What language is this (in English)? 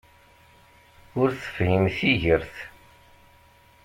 Kabyle